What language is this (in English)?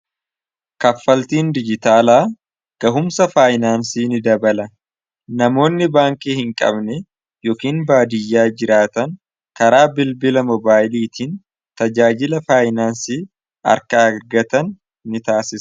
Oromo